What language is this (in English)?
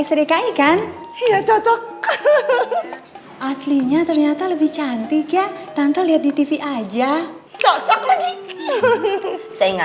Indonesian